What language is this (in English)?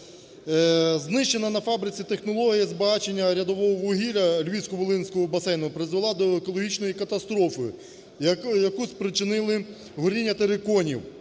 Ukrainian